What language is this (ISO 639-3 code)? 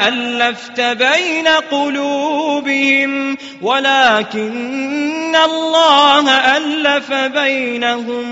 ara